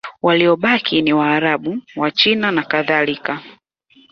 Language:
Swahili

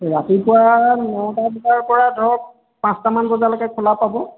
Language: Assamese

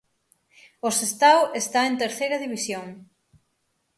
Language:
Galician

